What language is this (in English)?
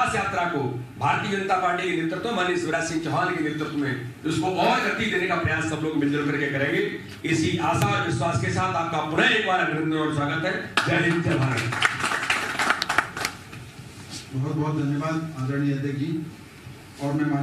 Hindi